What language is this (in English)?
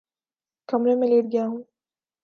Urdu